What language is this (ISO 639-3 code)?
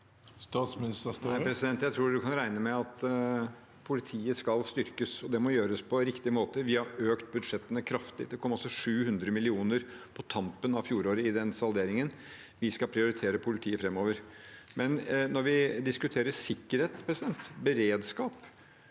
nor